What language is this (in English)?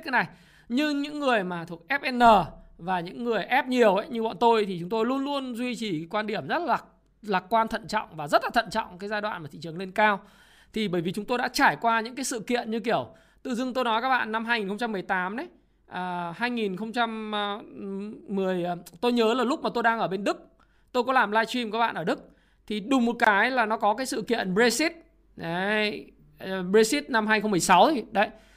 Vietnamese